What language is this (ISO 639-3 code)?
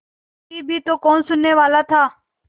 hin